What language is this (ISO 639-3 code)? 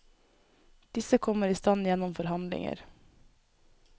nor